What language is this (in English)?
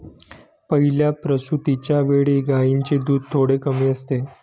Marathi